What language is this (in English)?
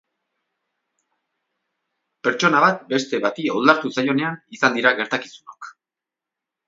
Basque